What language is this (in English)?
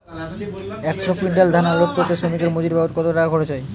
Bangla